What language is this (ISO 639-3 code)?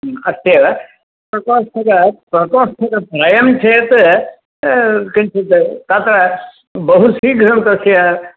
san